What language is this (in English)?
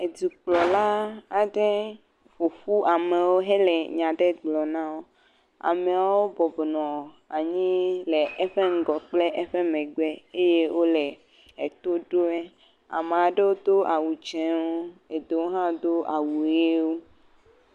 Ewe